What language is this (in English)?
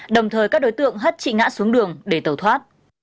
Vietnamese